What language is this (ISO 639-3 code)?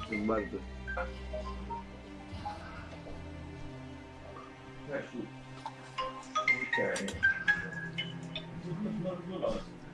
pol